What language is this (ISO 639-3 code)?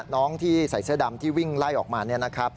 tha